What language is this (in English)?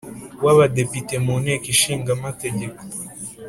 Kinyarwanda